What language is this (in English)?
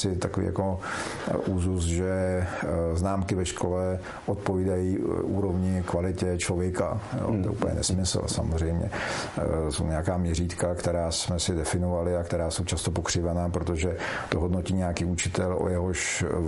Czech